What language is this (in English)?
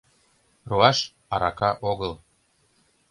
Mari